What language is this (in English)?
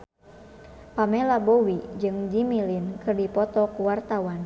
Sundanese